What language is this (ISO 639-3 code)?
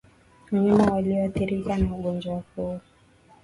swa